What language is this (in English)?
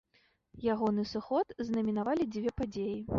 Belarusian